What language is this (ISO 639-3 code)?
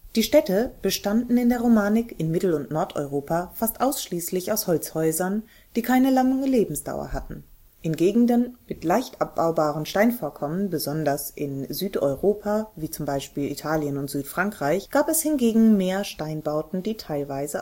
deu